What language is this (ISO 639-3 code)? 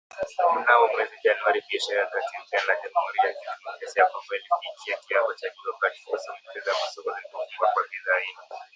swa